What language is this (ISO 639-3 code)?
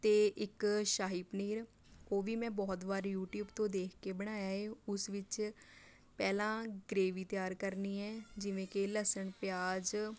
pan